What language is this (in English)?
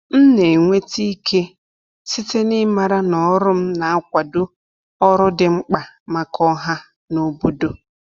Igbo